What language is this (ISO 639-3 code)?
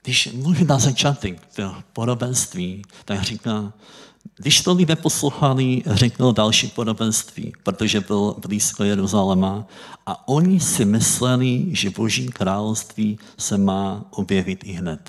ces